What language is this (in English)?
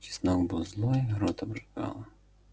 Russian